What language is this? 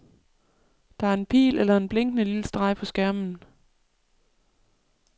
Danish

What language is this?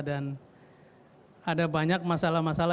Indonesian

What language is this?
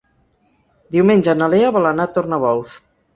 Catalan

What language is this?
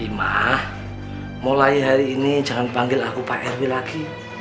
Indonesian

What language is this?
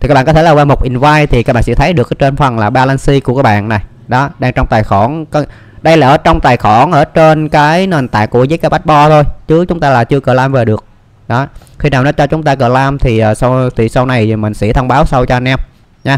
Vietnamese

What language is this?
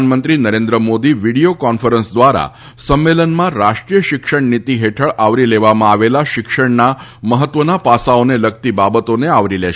Gujarati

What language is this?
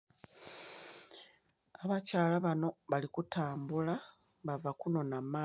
Soga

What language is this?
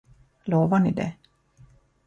Swedish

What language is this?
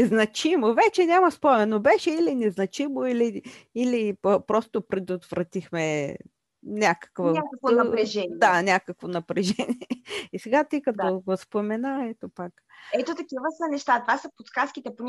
Bulgarian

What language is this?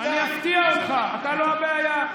Hebrew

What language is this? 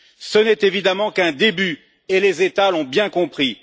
French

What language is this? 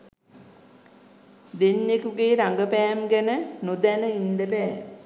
Sinhala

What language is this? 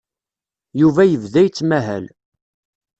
Kabyle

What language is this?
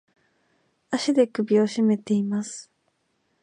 Japanese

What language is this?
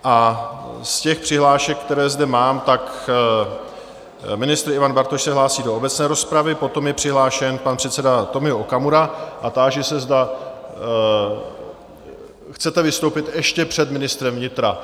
Czech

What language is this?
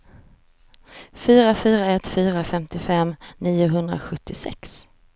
Swedish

